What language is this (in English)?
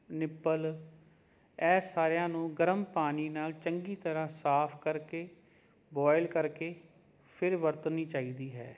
Punjabi